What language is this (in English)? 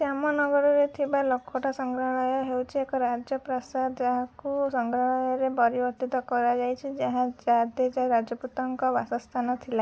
Odia